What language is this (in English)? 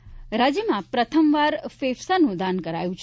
Gujarati